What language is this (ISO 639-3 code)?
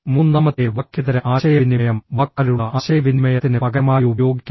mal